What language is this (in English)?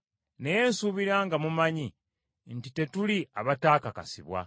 Ganda